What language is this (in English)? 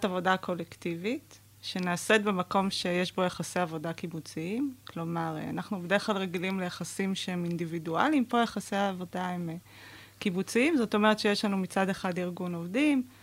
Hebrew